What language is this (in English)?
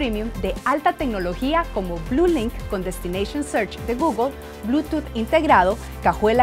Spanish